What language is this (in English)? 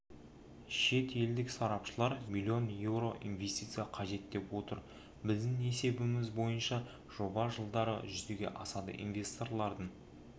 Kazakh